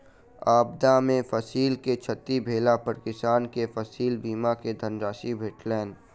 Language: Maithili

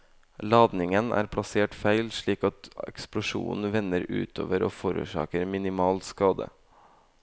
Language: Norwegian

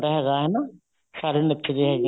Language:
Punjabi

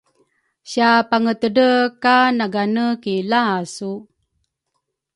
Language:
Rukai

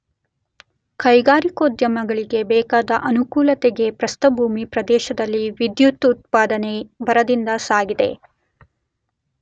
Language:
Kannada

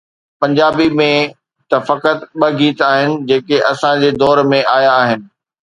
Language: Sindhi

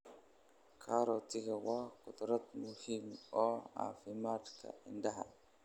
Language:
Somali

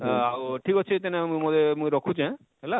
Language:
Odia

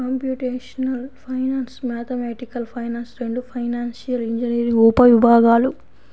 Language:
Telugu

